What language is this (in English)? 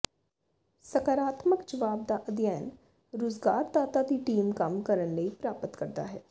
Punjabi